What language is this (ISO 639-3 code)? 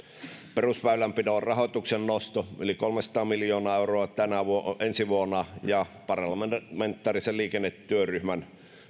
fin